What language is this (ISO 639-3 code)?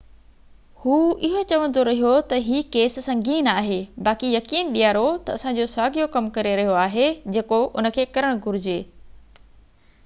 snd